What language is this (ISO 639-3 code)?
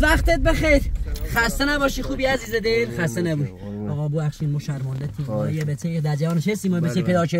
fas